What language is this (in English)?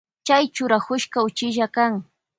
Loja Highland Quichua